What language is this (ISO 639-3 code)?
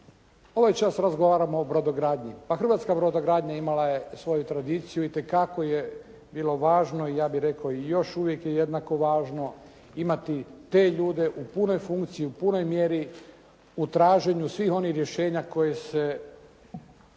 hrv